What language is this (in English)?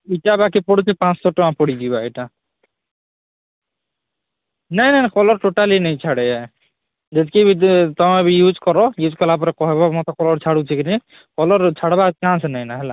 Odia